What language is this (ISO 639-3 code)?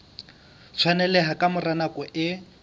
sot